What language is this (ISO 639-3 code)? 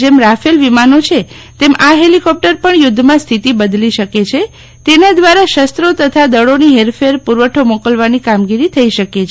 guj